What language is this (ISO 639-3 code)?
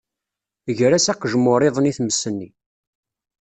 kab